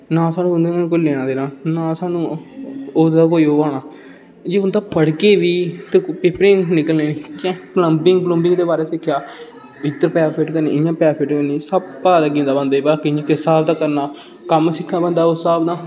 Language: Dogri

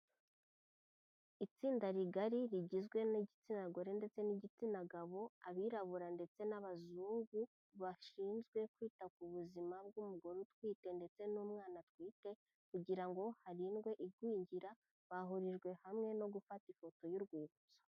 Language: Kinyarwanda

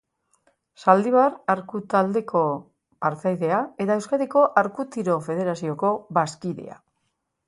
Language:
Basque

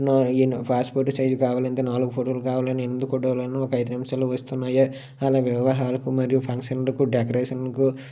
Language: Telugu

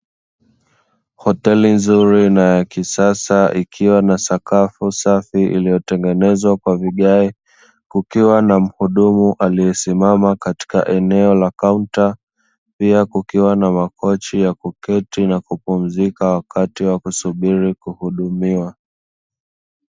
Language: Swahili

